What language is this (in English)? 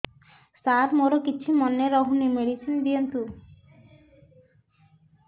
Odia